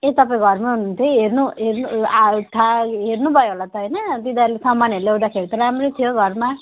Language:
Nepali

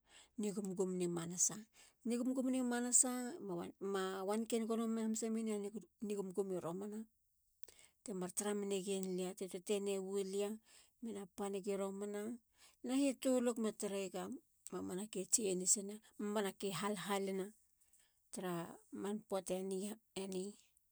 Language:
Halia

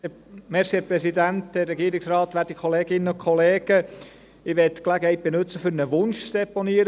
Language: Swiss German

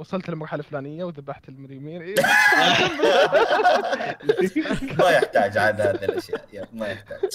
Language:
Arabic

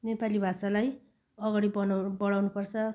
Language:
Nepali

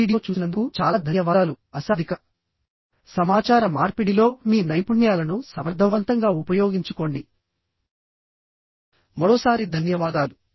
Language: Telugu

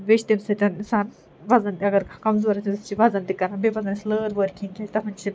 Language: Kashmiri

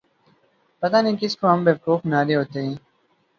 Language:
Urdu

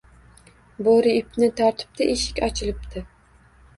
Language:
Uzbek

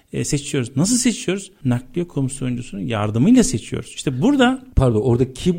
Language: Turkish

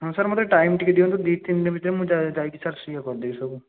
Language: Odia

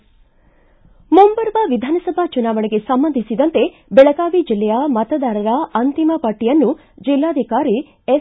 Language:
Kannada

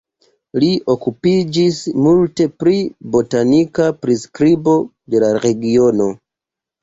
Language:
Esperanto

